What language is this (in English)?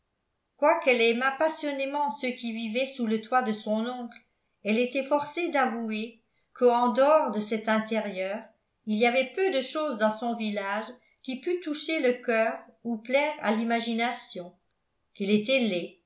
French